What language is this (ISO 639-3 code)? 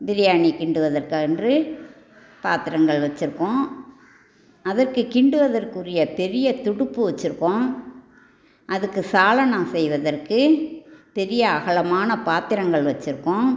tam